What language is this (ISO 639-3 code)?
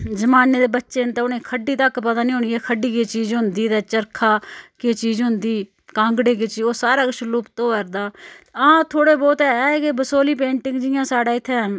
doi